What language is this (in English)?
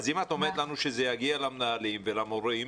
Hebrew